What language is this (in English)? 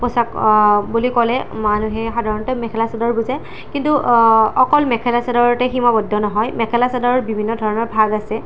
Assamese